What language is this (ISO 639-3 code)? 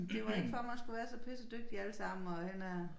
dan